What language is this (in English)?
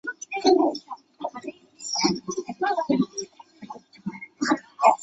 Chinese